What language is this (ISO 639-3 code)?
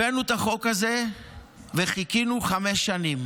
heb